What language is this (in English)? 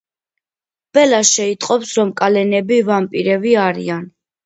Georgian